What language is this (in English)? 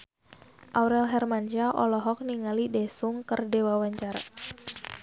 Sundanese